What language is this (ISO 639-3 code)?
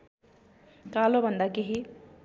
nep